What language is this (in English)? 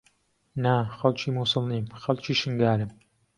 Central Kurdish